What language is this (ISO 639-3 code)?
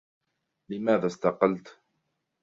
ara